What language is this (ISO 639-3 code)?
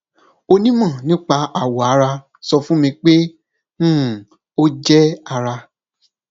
yor